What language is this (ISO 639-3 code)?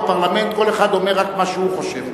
heb